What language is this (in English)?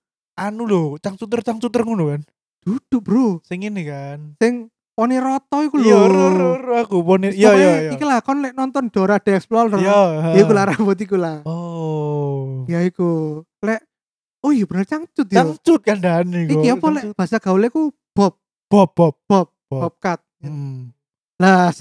Indonesian